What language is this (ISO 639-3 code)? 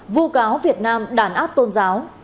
vie